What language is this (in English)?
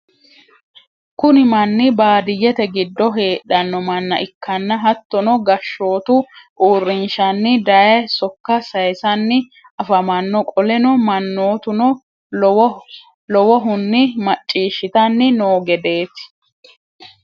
Sidamo